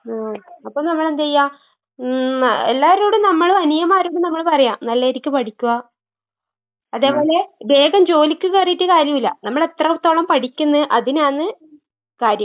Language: Malayalam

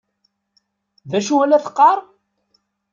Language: Kabyle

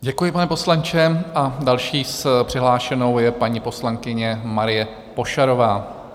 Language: Czech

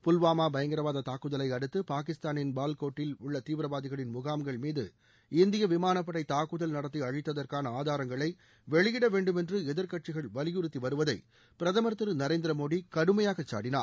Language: Tamil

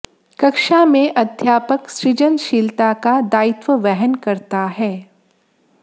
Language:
Hindi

